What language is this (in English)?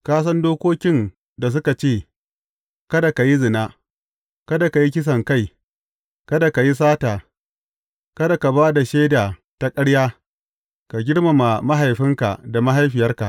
Hausa